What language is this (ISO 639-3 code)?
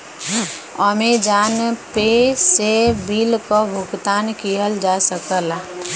bho